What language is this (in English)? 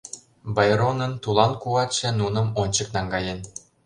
Mari